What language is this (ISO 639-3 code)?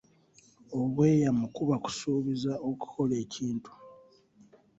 lug